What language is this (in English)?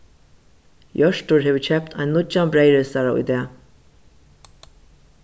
Faroese